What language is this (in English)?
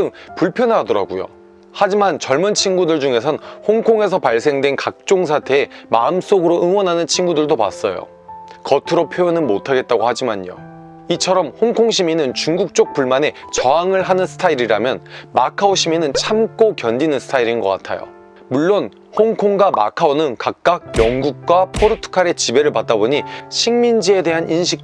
Korean